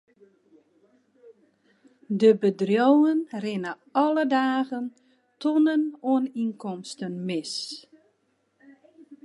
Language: Western Frisian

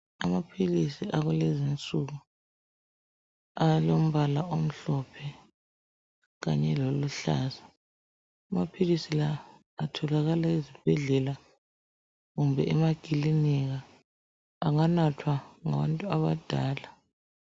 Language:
North Ndebele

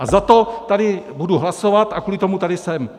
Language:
Czech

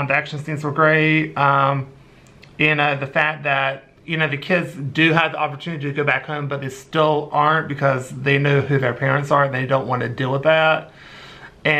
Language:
English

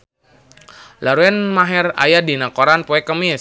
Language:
Sundanese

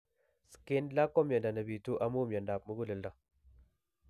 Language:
Kalenjin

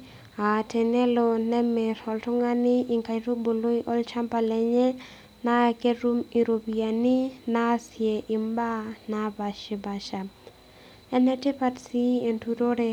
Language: Masai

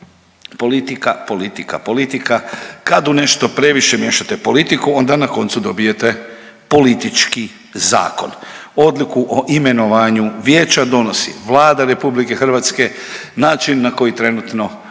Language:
Croatian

